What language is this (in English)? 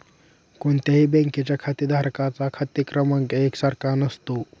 Marathi